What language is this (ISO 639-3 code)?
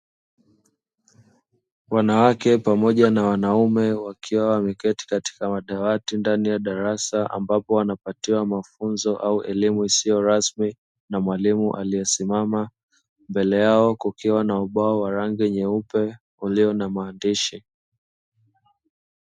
swa